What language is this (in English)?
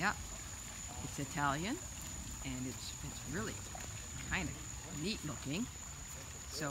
English